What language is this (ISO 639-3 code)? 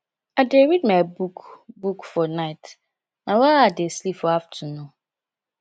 pcm